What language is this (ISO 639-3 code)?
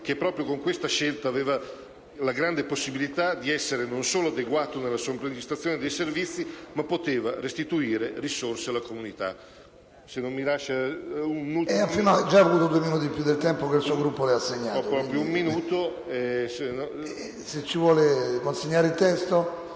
ita